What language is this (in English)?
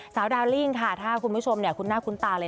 Thai